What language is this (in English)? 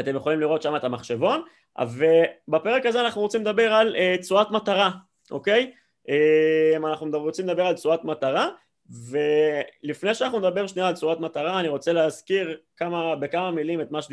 Hebrew